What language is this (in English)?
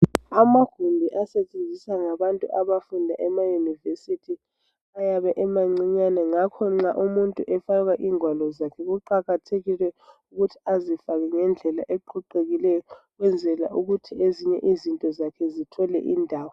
North Ndebele